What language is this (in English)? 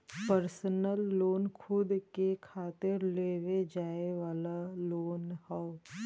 Bhojpuri